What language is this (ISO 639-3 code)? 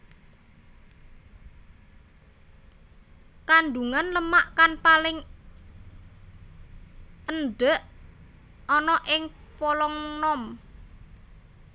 jav